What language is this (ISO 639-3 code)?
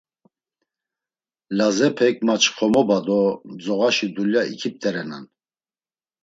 lzz